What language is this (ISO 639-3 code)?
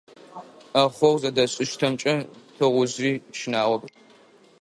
ady